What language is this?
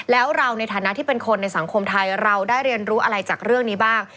Thai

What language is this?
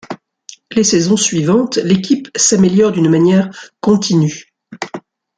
French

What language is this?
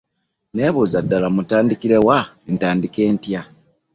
Ganda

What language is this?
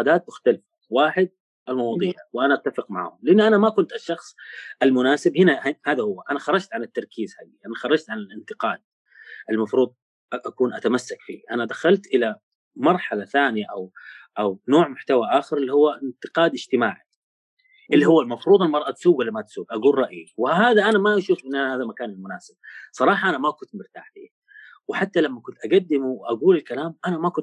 Arabic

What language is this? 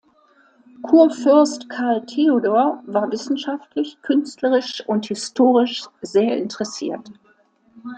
German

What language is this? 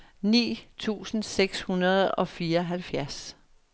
Danish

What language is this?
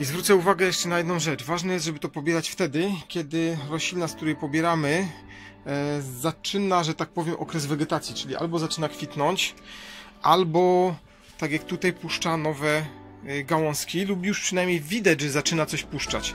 Polish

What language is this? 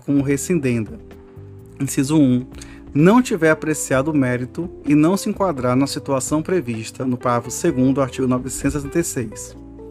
Portuguese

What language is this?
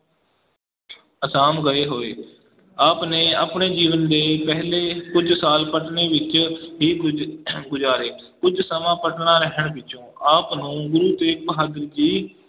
Punjabi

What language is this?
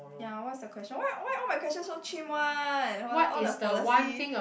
English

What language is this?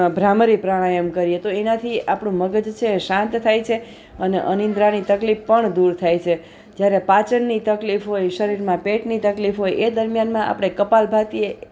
Gujarati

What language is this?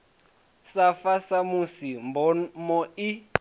Venda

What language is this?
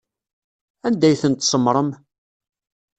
Kabyle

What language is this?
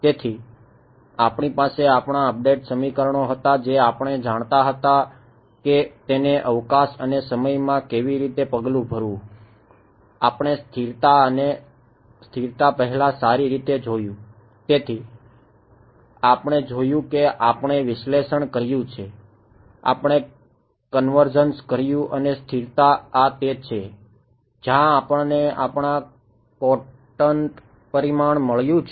Gujarati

